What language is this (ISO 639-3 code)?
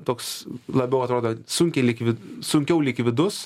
lit